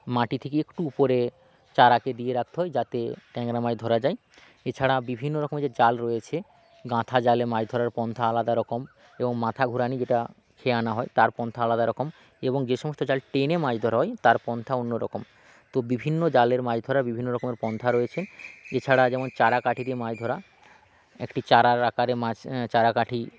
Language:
Bangla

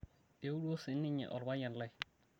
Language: Masai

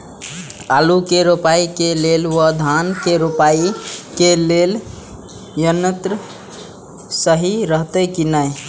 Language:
Maithili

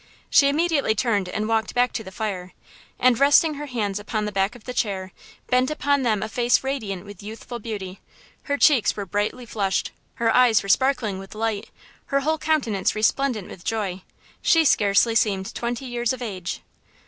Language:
English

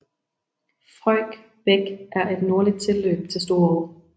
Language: Danish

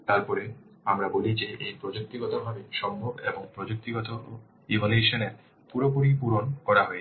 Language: Bangla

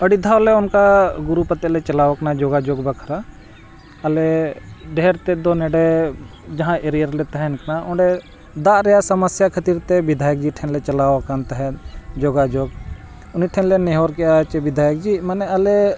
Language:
Santali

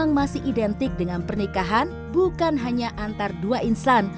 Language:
Indonesian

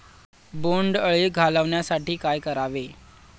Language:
Marathi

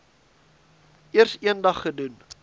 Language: Afrikaans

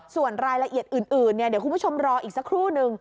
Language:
Thai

